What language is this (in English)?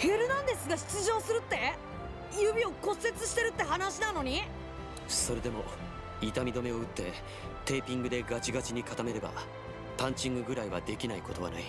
Japanese